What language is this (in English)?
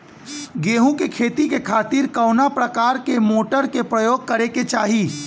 Bhojpuri